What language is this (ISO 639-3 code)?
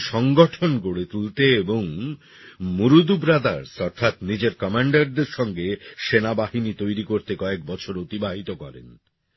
ben